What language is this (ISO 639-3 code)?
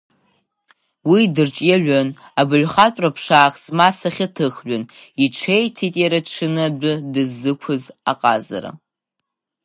abk